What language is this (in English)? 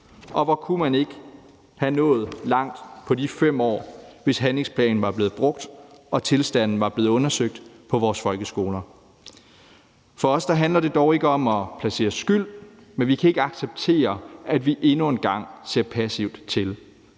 Danish